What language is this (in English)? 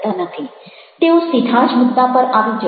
Gujarati